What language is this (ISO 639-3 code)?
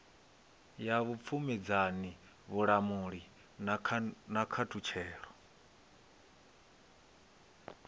ven